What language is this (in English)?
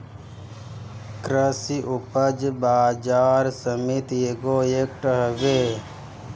Bhojpuri